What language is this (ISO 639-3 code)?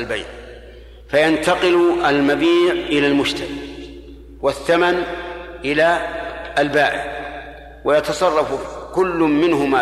ara